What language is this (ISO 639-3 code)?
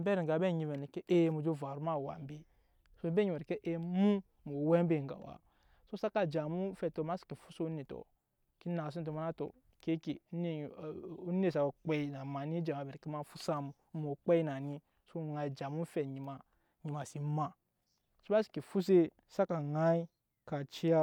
yes